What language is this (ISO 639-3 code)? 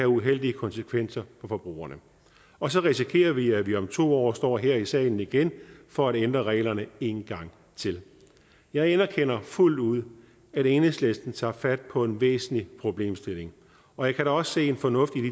dan